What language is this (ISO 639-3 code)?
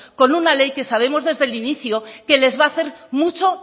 spa